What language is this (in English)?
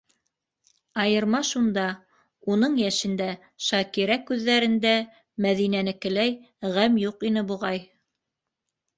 Bashkir